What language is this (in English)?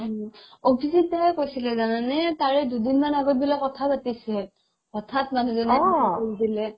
Assamese